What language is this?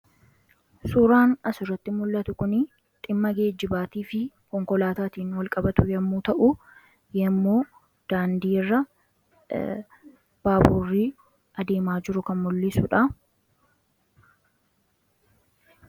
Oromo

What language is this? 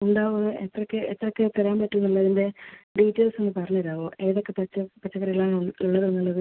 Malayalam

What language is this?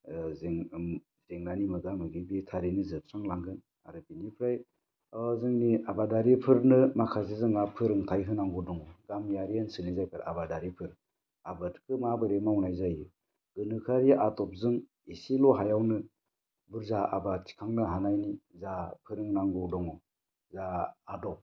Bodo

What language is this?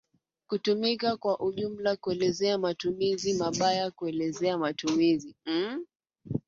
Swahili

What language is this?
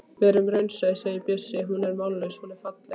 Icelandic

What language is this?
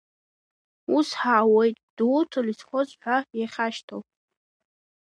Abkhazian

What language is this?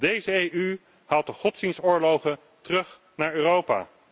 Dutch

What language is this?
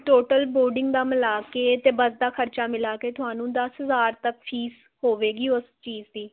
Punjabi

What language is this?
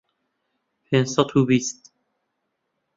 Central Kurdish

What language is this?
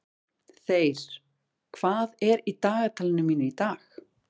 Icelandic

